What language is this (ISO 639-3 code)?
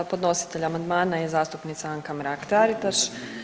hrv